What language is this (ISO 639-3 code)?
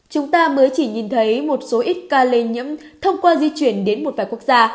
vie